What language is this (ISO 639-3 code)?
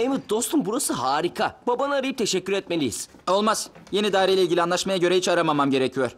tur